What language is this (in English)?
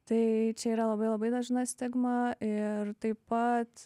Lithuanian